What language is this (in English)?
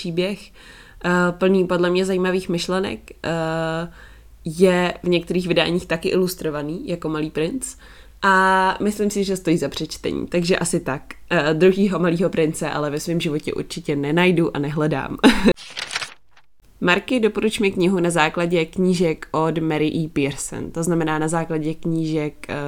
Czech